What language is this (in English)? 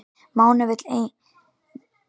Icelandic